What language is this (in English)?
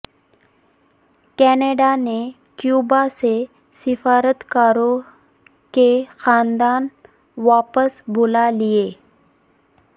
Urdu